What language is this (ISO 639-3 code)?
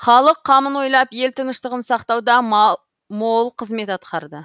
kaz